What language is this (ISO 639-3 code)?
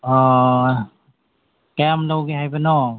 mni